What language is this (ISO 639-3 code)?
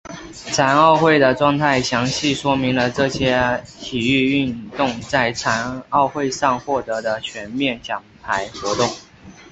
zho